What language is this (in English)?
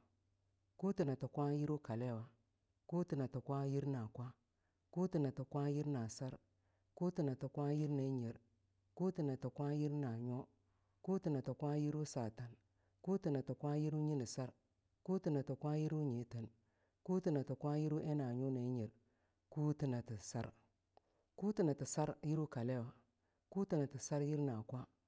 Longuda